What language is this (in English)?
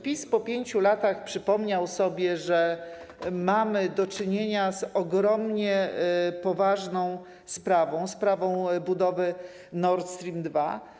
Polish